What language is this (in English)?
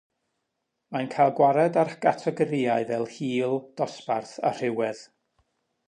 Welsh